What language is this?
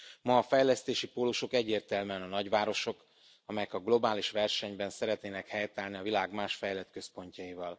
Hungarian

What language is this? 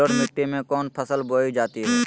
Magahi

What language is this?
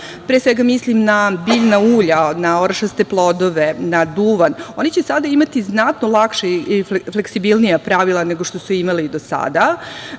Serbian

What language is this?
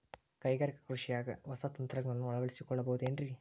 Kannada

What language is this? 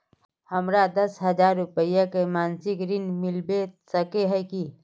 Magahi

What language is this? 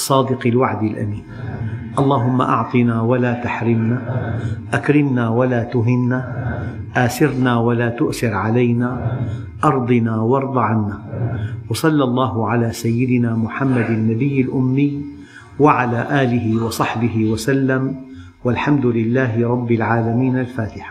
Arabic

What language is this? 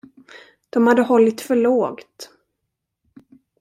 Swedish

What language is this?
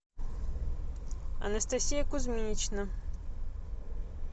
Russian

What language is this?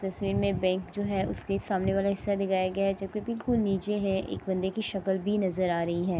Urdu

